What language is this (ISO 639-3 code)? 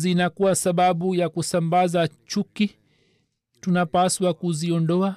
swa